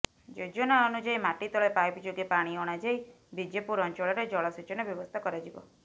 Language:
Odia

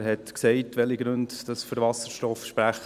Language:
Swiss German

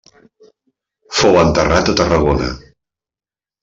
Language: Catalan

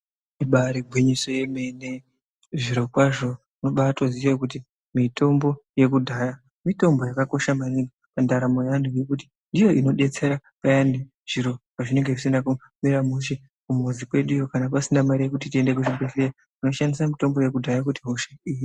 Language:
Ndau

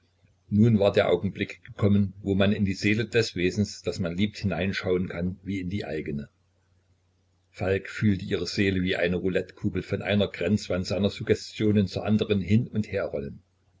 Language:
German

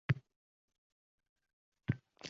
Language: Uzbek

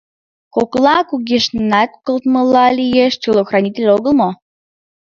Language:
Mari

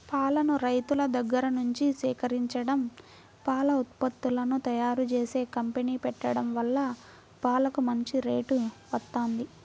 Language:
Telugu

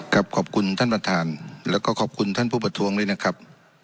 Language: Thai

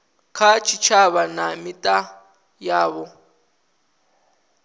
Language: Venda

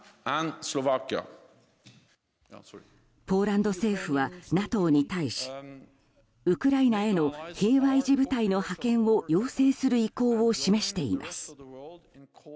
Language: Japanese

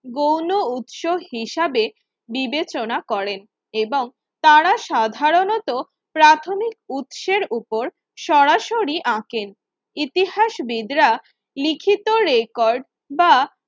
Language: Bangla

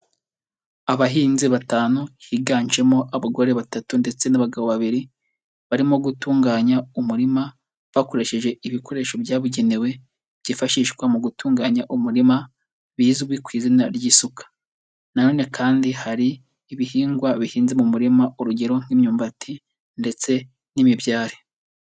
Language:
Kinyarwanda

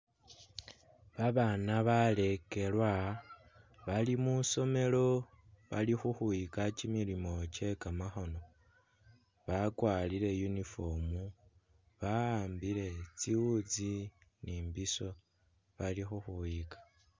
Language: Masaaba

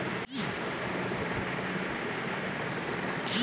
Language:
Bhojpuri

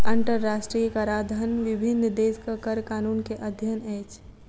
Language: Maithili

